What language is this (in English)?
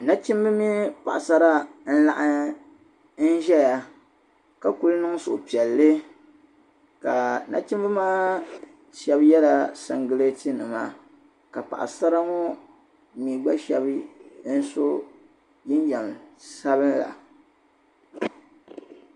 Dagbani